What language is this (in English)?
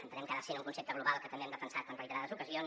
Catalan